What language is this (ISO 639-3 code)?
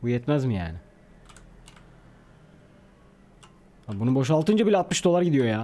tur